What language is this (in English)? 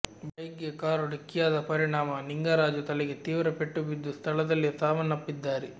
Kannada